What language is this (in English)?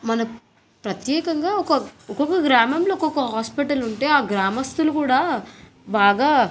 Telugu